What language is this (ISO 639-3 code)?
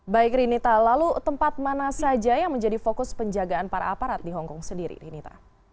ind